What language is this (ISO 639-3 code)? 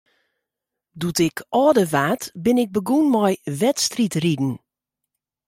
fry